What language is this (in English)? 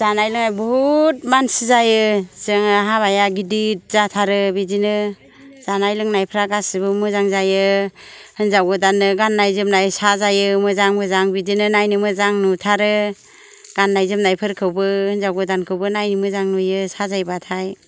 Bodo